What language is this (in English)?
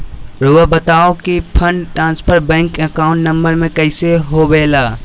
Magahi